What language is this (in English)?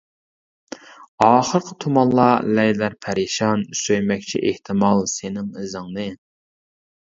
Uyghur